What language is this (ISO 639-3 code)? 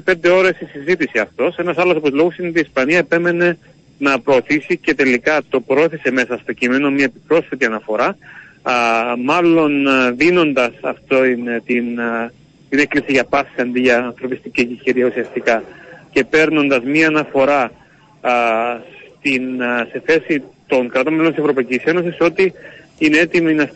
ell